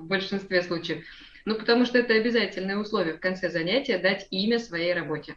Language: Russian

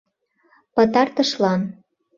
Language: Mari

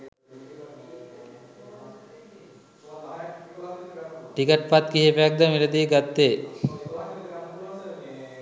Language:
Sinhala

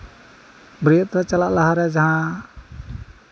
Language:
Santali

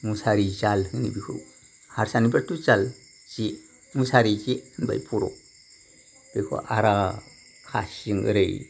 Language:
Bodo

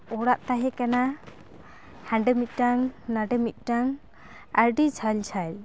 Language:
Santali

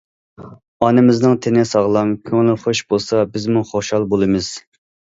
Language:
Uyghur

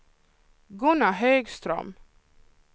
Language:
Swedish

